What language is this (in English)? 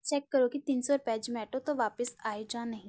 Punjabi